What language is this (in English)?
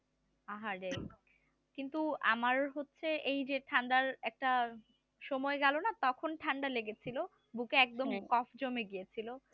Bangla